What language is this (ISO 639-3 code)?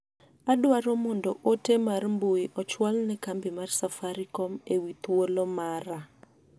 luo